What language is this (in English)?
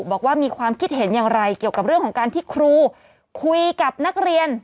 Thai